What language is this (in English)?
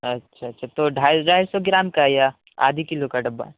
Urdu